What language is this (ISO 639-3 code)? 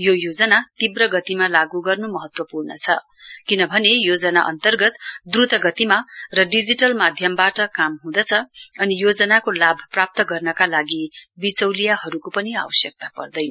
nep